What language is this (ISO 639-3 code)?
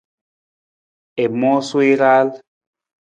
nmz